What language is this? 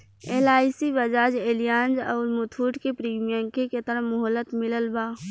Bhojpuri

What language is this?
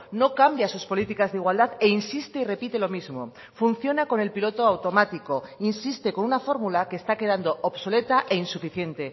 Spanish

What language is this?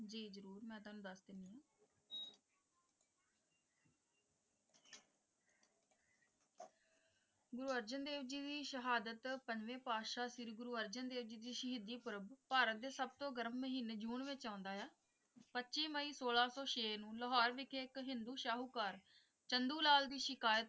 Punjabi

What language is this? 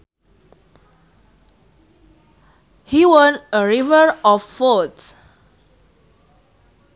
Sundanese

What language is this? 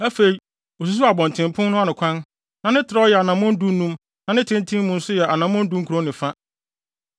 Akan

